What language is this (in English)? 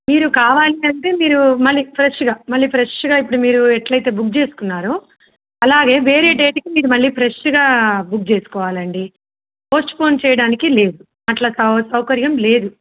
Telugu